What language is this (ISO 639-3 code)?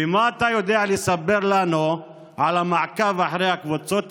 heb